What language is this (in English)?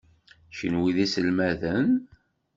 Kabyle